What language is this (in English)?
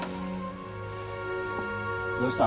Japanese